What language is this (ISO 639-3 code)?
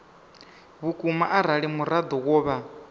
ven